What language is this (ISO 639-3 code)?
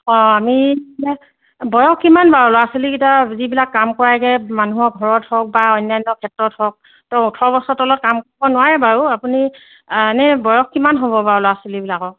asm